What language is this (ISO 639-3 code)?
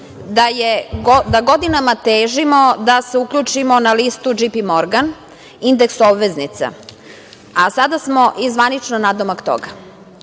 srp